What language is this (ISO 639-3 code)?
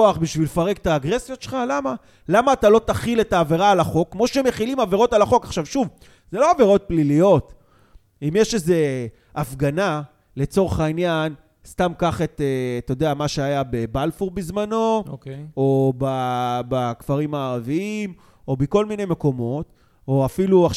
heb